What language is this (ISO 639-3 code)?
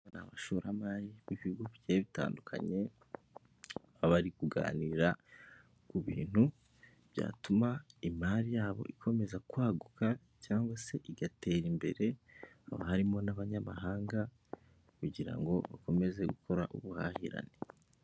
kin